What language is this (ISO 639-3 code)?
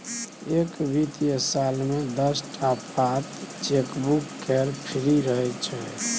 mai